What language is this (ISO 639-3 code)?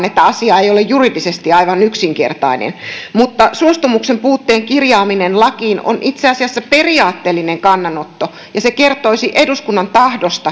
fin